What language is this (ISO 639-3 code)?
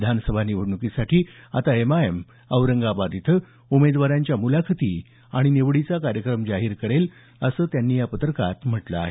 mar